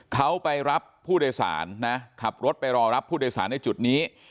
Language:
Thai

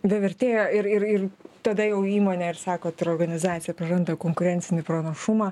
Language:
Lithuanian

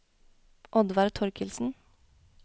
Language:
Norwegian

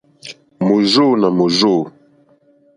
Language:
Mokpwe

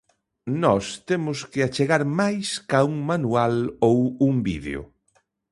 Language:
Galician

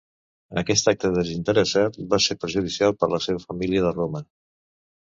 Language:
Catalan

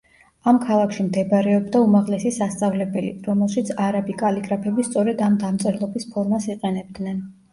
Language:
Georgian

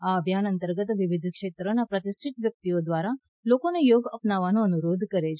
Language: Gujarati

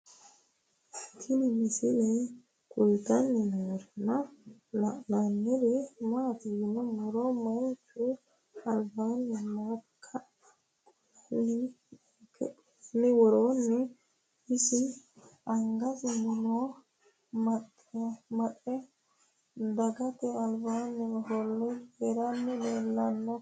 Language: Sidamo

